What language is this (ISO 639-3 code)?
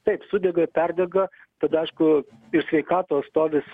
lit